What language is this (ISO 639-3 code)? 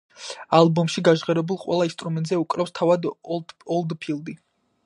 kat